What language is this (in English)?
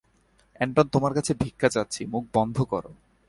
Bangla